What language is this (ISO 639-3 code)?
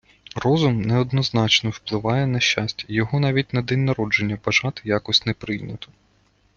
ukr